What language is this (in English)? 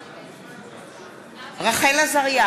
Hebrew